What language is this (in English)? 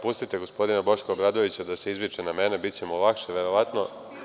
Serbian